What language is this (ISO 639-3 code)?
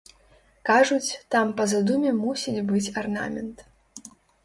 bel